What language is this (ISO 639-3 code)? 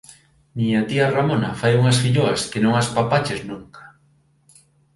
glg